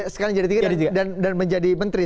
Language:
Indonesian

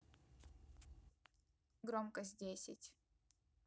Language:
Russian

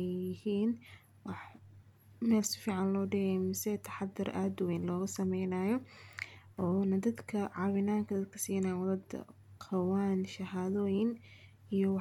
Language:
Somali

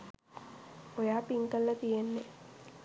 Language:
Sinhala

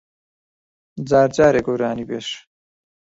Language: Central Kurdish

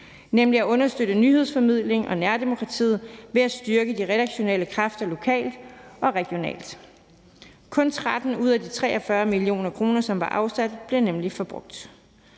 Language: Danish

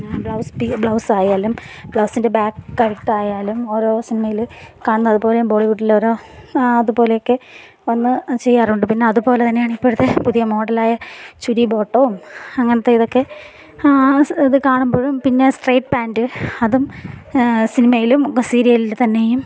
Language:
Malayalam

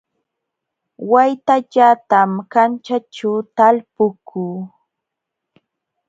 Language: Jauja Wanca Quechua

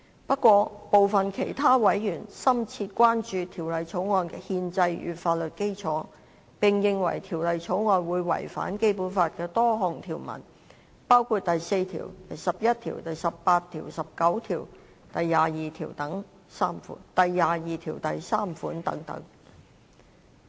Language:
Cantonese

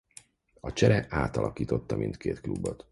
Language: Hungarian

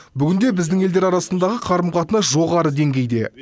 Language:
Kazakh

